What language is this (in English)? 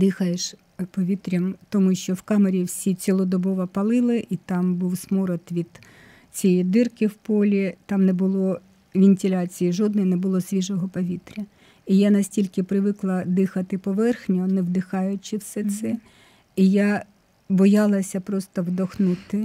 Ukrainian